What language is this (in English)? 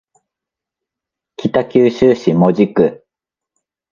Japanese